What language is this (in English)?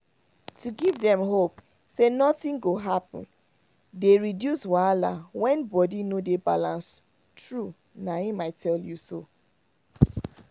Nigerian Pidgin